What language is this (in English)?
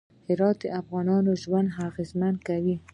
Pashto